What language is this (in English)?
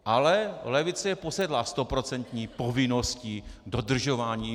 Czech